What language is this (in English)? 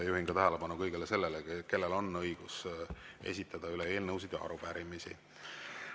Estonian